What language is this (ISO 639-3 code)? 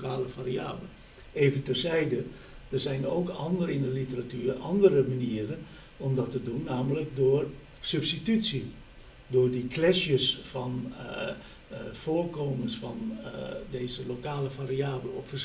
nld